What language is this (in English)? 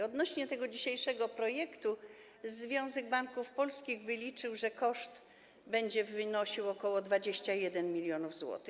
Polish